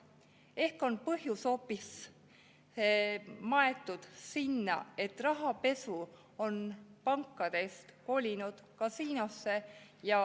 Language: Estonian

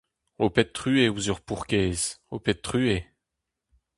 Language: Breton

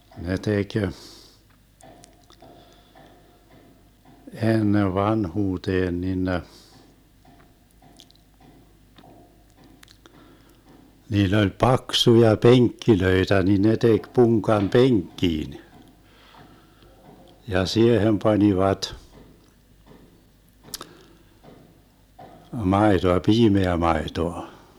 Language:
Finnish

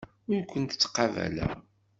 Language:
Kabyle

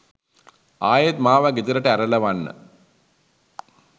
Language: Sinhala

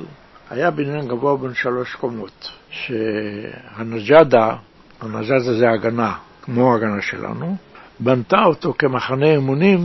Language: Hebrew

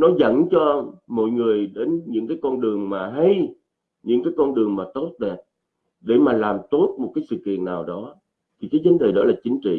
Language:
Vietnamese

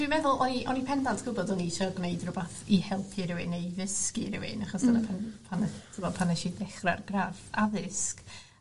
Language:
Welsh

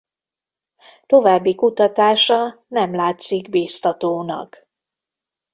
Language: Hungarian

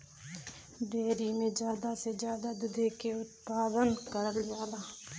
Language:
Bhojpuri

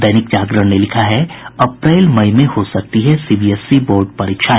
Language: Hindi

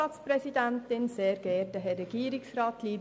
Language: Swiss German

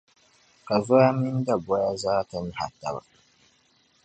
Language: Dagbani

